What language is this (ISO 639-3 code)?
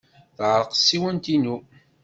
kab